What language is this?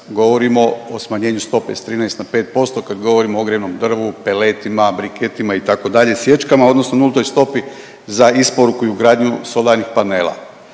Croatian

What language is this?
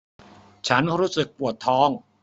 Thai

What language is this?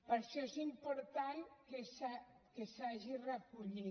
Catalan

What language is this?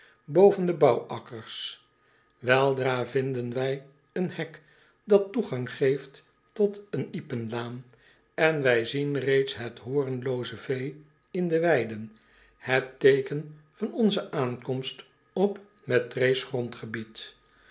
Dutch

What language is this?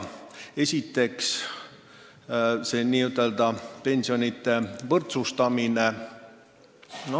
Estonian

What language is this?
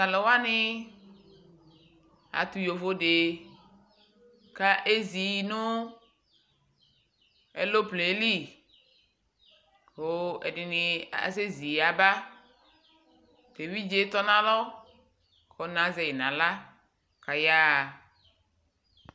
Ikposo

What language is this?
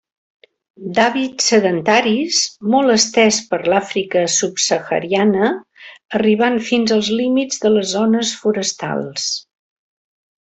Catalan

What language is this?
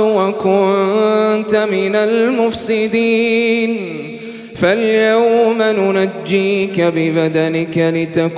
Arabic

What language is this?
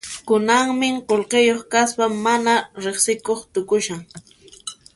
Puno Quechua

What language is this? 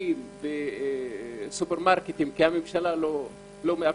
Hebrew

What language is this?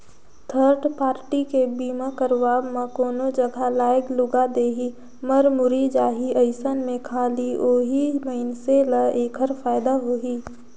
Chhattisgarhi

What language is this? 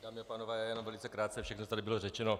Czech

